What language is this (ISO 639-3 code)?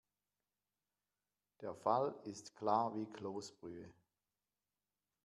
deu